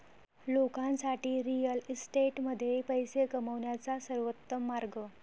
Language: Marathi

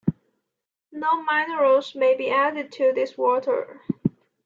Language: English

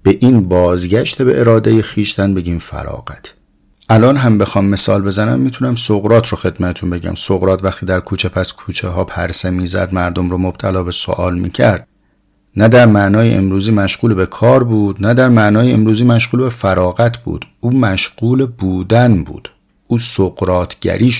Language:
Persian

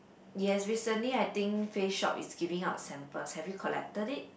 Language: English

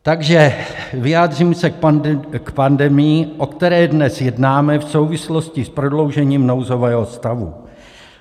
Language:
Czech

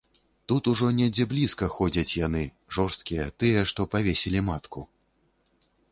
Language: Belarusian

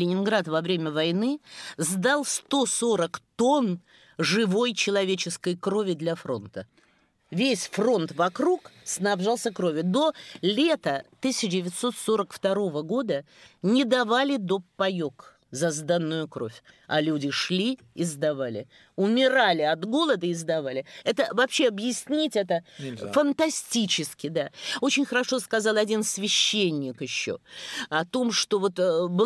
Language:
Russian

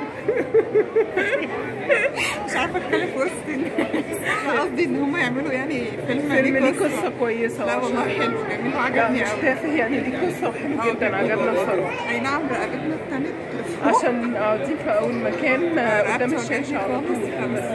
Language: Arabic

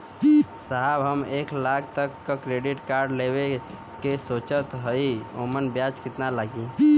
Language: Bhojpuri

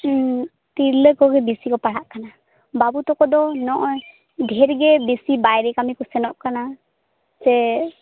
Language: Santali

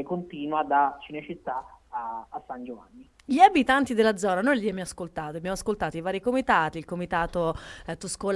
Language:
Italian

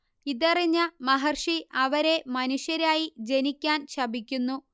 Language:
Malayalam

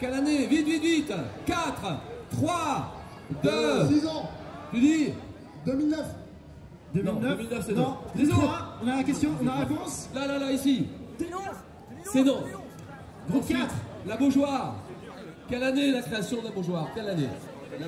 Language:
French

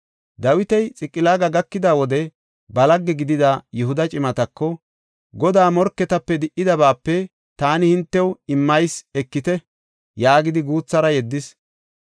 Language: Gofa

